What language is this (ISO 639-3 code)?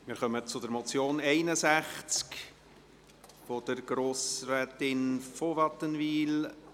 gsw